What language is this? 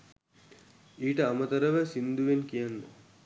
Sinhala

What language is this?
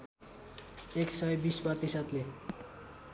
Nepali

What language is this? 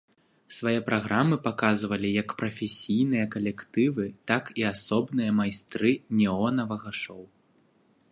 Belarusian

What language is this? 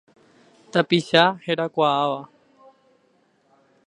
Guarani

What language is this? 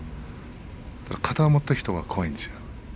Japanese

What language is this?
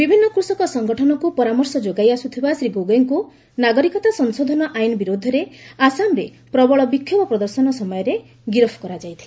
Odia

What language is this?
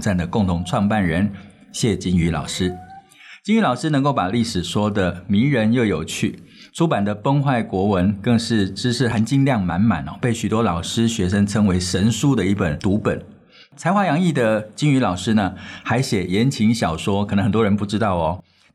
Chinese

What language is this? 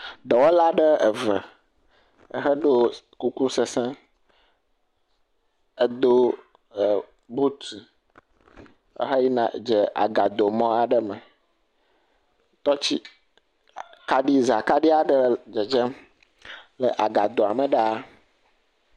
Ewe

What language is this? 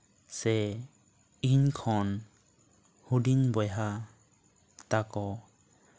Santali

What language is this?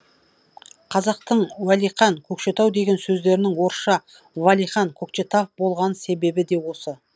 Kazakh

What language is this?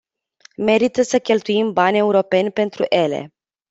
Romanian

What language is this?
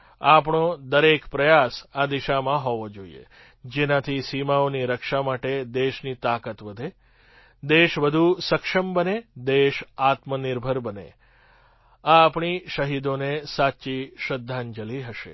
Gujarati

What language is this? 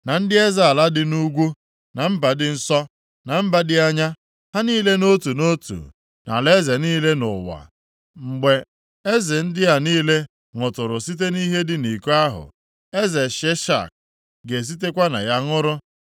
Igbo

